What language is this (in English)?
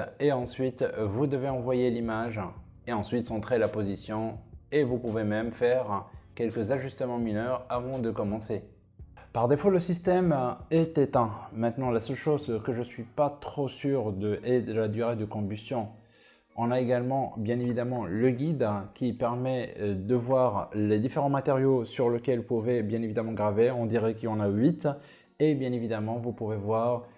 French